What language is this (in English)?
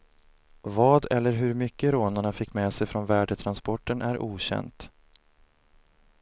Swedish